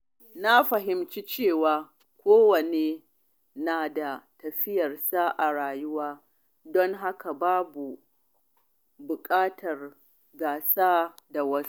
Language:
Hausa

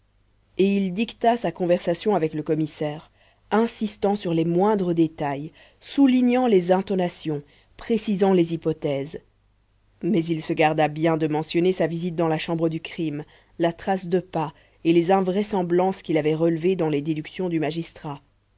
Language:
French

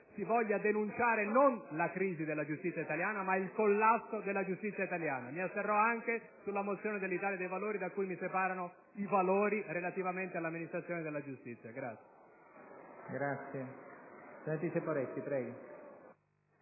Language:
Italian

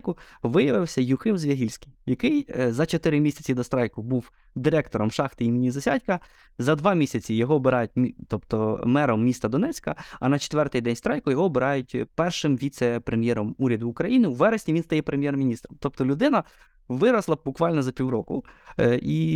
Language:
Ukrainian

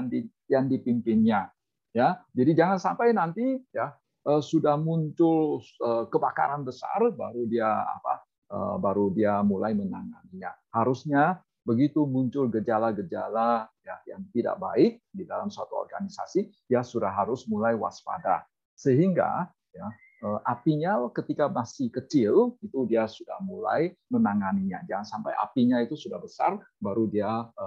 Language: Indonesian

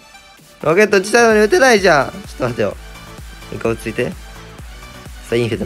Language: Japanese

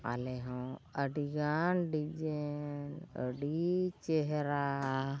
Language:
Santali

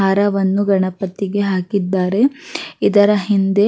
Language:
Kannada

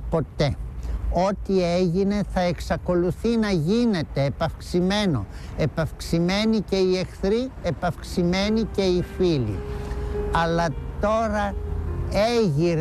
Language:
Greek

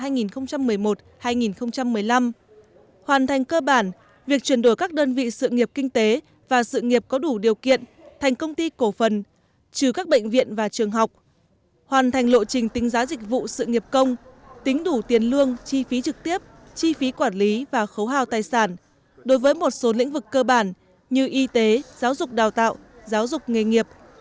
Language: Vietnamese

